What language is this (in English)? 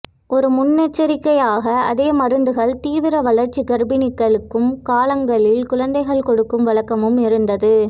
Tamil